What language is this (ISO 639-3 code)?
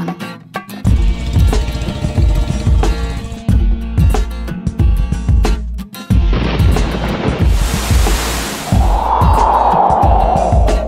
ara